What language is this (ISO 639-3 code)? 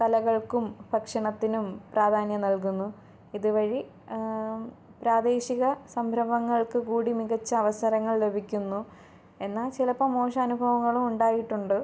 mal